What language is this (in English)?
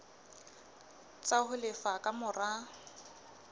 Southern Sotho